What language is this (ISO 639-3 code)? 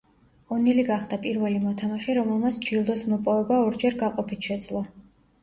kat